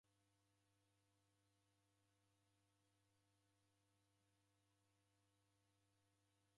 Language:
Taita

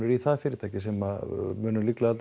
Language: Icelandic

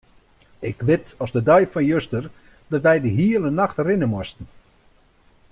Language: Western Frisian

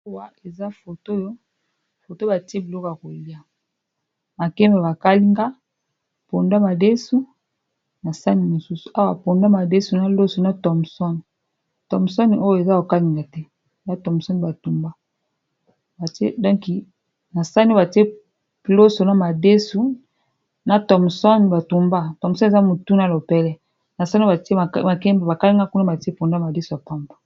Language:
Lingala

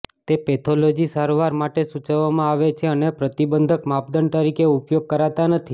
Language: Gujarati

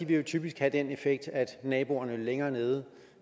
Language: Danish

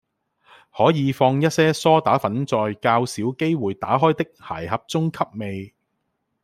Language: Cantonese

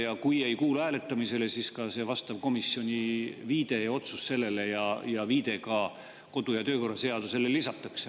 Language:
Estonian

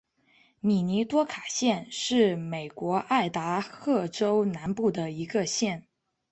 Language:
Chinese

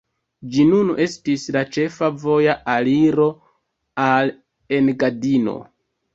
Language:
Esperanto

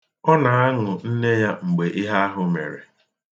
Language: Igbo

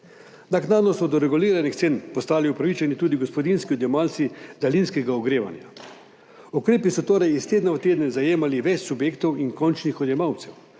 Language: Slovenian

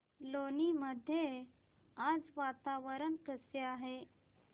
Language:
Marathi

